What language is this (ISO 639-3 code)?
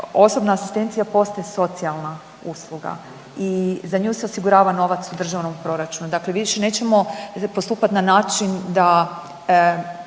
hrv